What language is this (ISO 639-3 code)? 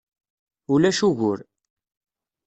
kab